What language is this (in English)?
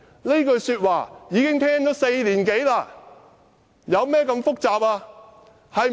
Cantonese